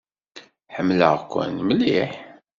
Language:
Kabyle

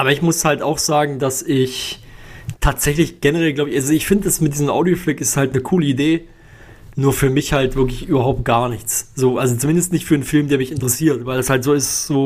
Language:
German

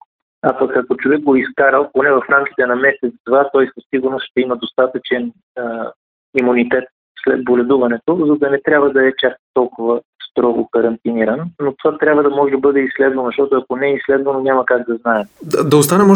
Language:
Bulgarian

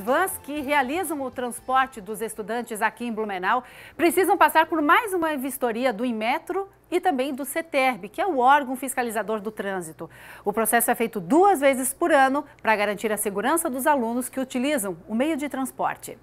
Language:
Portuguese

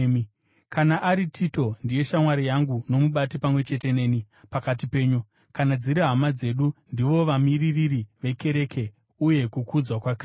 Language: Shona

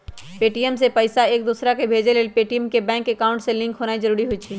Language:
Magahi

